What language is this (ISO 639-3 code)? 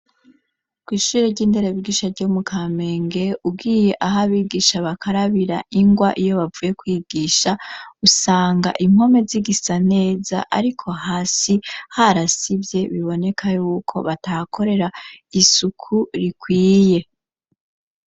run